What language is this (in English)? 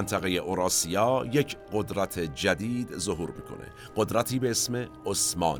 Persian